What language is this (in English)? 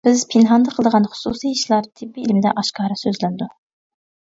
Uyghur